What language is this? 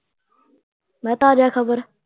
Punjabi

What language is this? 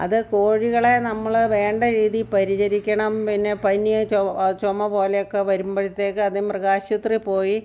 Malayalam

